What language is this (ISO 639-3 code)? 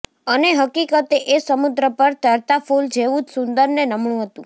guj